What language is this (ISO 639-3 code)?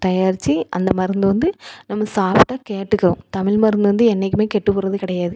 tam